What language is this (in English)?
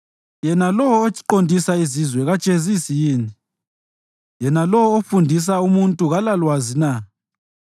North Ndebele